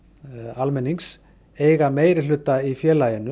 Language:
Icelandic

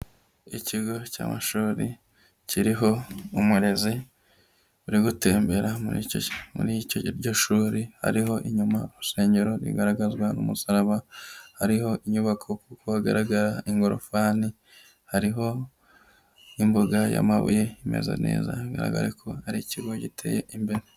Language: Kinyarwanda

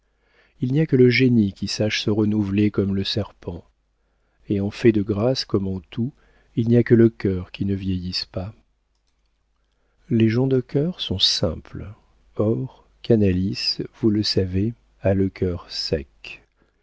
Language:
French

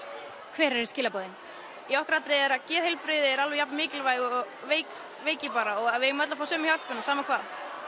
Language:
Icelandic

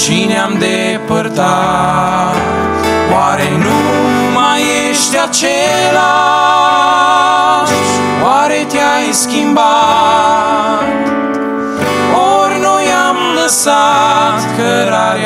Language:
Romanian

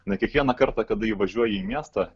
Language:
Lithuanian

